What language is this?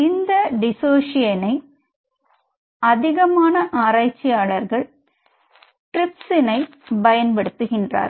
Tamil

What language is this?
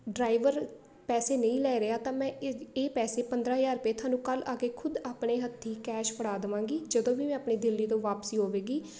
Punjabi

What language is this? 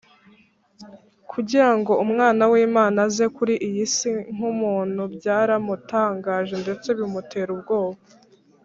Kinyarwanda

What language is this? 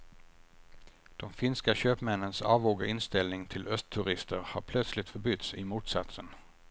Swedish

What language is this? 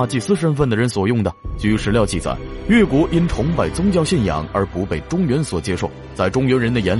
Chinese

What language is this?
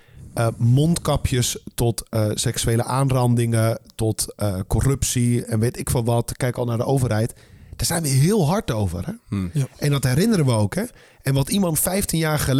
Dutch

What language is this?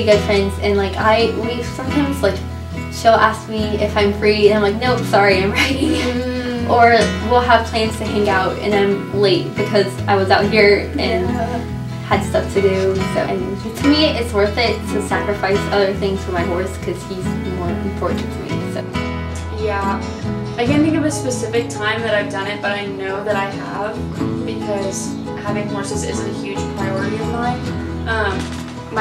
English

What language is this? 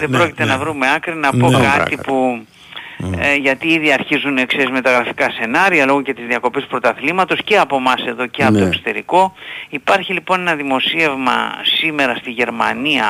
Greek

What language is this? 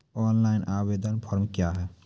Maithili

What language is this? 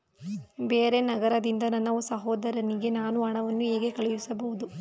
Kannada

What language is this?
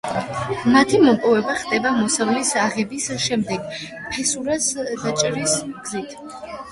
Georgian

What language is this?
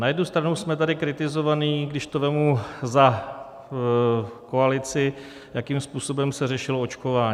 Czech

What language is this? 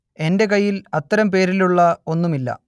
Malayalam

